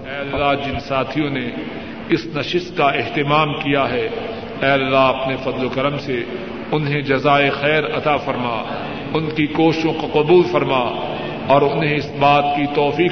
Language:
Urdu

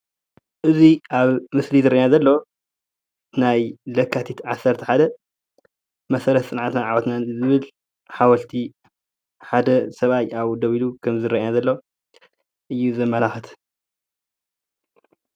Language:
Tigrinya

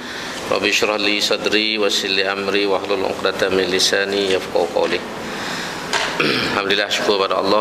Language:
Malay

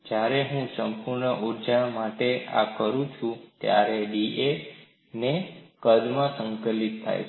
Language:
Gujarati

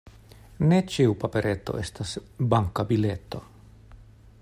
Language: Esperanto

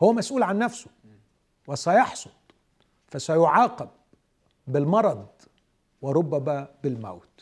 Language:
Arabic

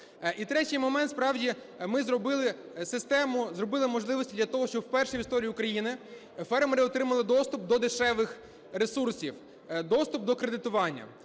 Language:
Ukrainian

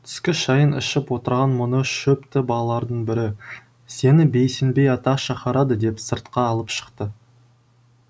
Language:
Kazakh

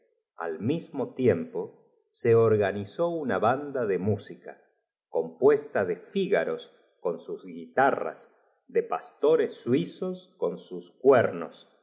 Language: Spanish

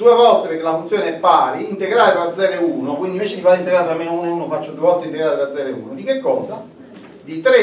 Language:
Italian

